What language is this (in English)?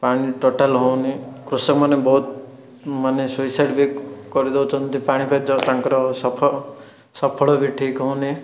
Odia